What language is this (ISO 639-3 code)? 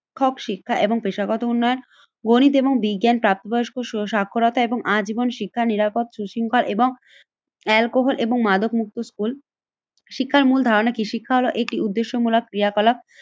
ben